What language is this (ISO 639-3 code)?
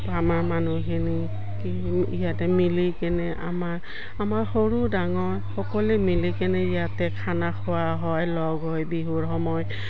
asm